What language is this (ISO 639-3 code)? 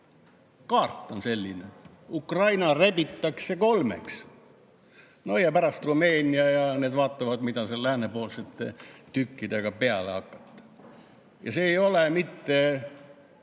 est